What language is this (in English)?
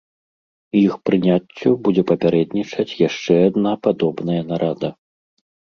Belarusian